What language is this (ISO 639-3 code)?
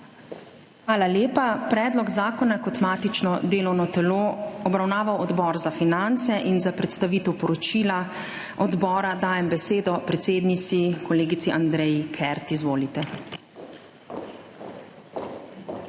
slv